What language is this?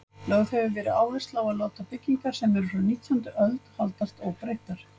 Icelandic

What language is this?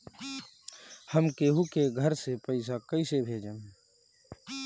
Bhojpuri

